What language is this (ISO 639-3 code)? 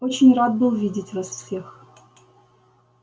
rus